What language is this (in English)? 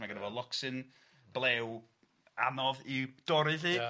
Welsh